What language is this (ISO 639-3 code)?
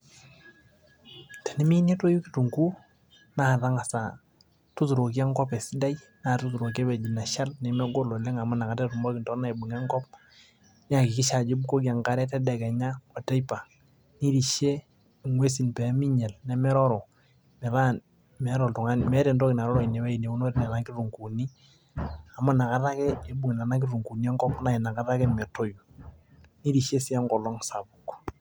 mas